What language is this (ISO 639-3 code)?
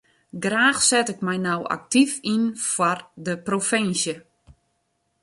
fry